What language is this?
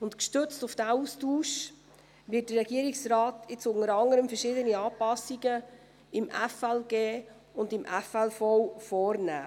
Swiss German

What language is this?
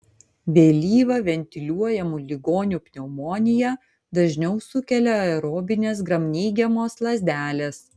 Lithuanian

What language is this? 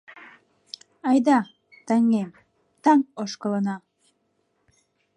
Mari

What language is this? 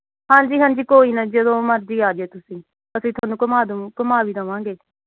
Punjabi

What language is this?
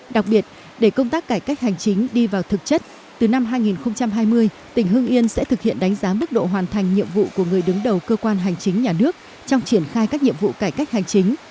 Vietnamese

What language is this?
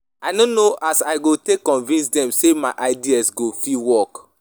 Nigerian Pidgin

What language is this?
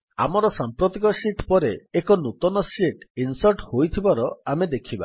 Odia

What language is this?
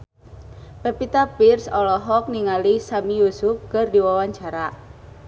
Sundanese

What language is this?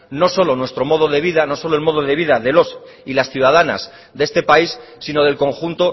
Spanish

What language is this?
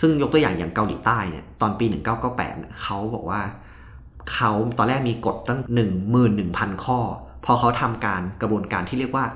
Thai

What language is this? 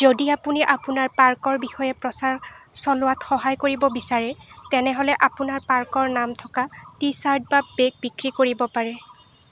Assamese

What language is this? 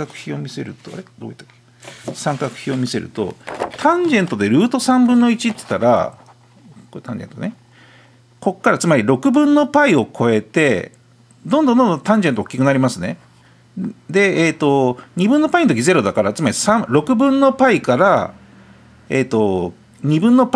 Japanese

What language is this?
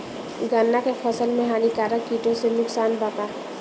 Bhojpuri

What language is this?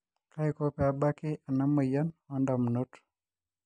Masai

